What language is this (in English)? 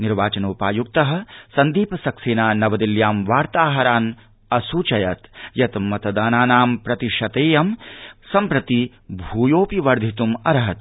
Sanskrit